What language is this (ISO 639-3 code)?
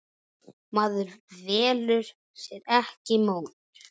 isl